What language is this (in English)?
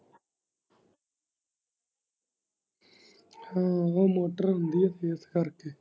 Punjabi